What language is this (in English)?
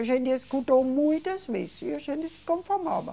Portuguese